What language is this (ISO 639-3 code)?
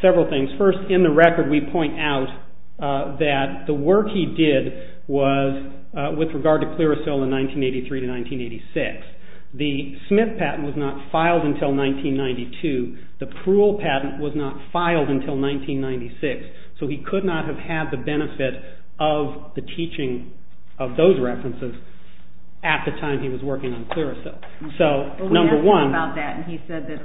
eng